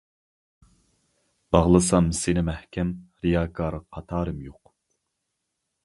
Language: Uyghur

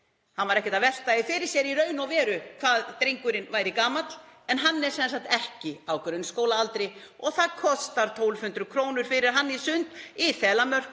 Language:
Icelandic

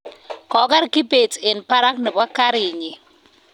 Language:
Kalenjin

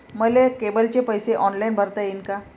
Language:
Marathi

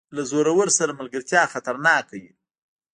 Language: Pashto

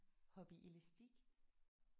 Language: Danish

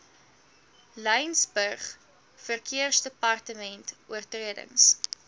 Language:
Afrikaans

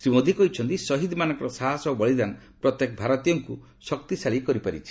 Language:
Odia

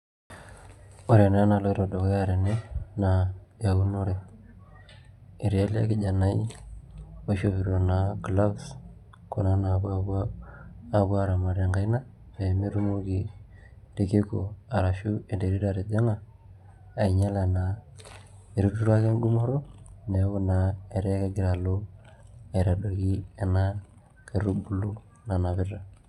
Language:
Masai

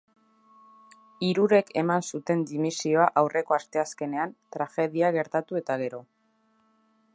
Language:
Basque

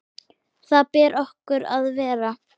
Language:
Icelandic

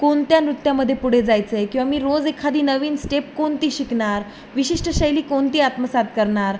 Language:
Marathi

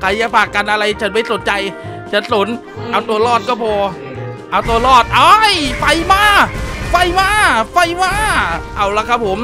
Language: Thai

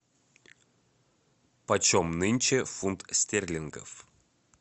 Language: Russian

